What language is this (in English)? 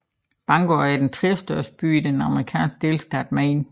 Danish